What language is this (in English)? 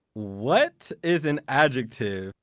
English